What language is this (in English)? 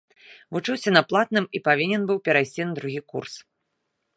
Belarusian